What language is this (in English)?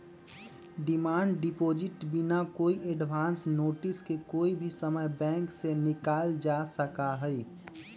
Magahi